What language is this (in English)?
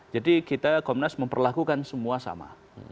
Indonesian